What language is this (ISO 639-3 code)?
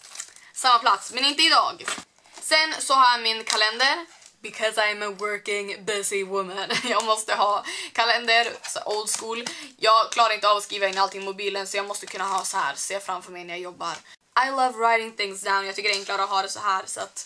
swe